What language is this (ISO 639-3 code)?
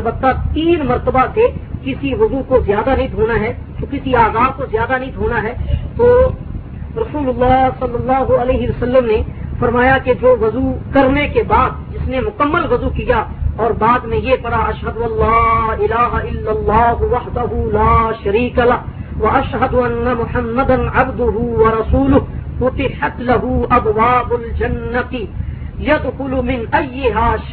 urd